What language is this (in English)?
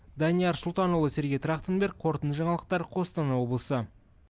Kazakh